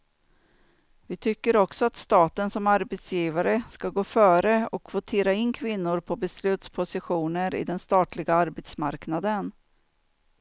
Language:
Swedish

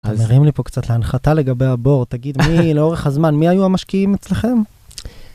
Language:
Hebrew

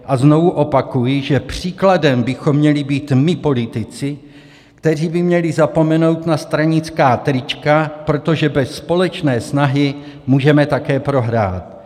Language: Czech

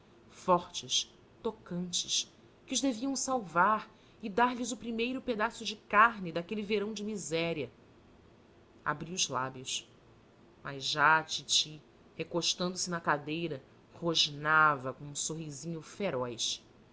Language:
Portuguese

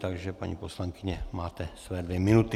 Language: Czech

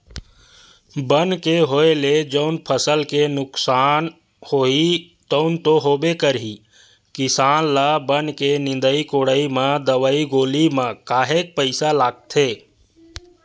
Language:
Chhattisgarhi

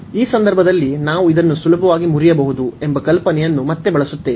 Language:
Kannada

